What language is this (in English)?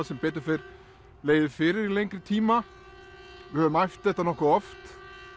Icelandic